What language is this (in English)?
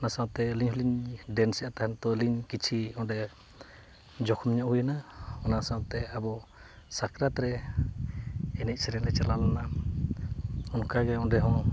Santali